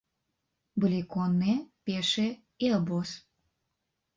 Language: Belarusian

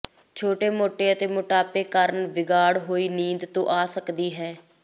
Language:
Punjabi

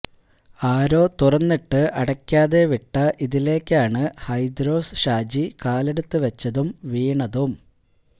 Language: Malayalam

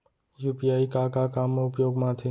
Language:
Chhattisgarhi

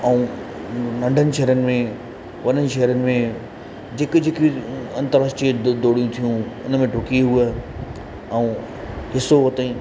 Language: Sindhi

